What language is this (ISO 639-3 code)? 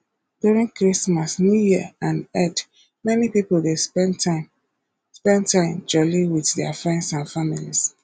pcm